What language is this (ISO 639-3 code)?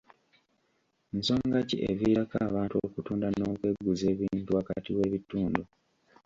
lug